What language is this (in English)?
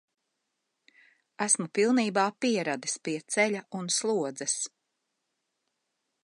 Latvian